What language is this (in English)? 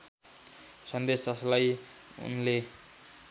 Nepali